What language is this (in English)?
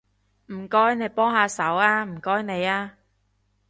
Cantonese